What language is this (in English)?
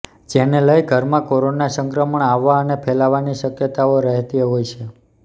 Gujarati